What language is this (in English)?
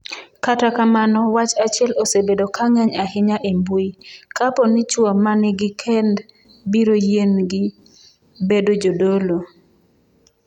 Luo (Kenya and Tanzania)